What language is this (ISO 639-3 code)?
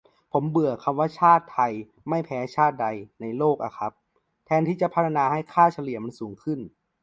tha